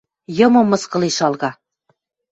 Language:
Western Mari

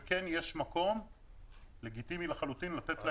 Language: Hebrew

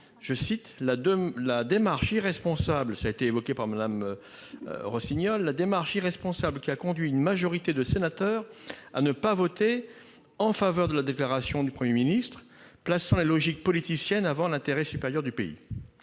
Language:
French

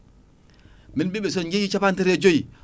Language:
Fula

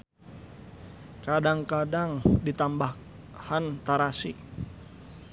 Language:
Sundanese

